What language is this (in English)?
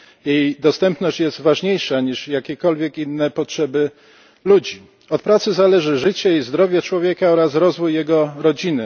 Polish